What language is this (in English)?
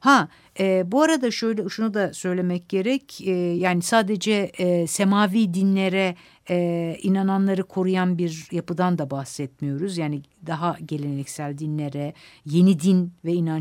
Turkish